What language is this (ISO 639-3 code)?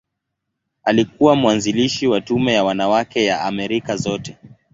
swa